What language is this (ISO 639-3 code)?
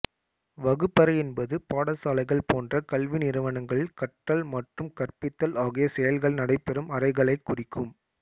tam